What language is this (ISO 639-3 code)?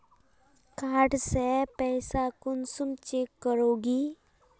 mag